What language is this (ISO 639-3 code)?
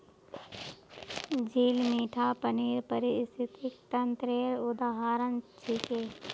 mag